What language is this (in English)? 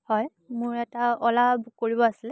Assamese